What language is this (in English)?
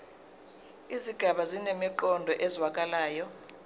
Zulu